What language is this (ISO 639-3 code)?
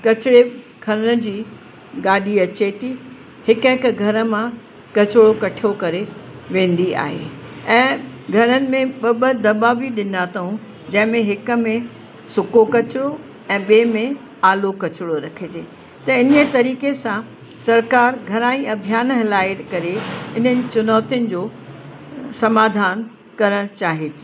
snd